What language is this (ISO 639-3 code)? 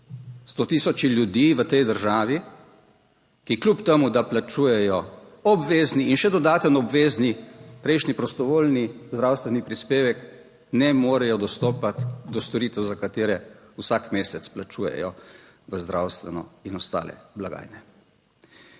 slv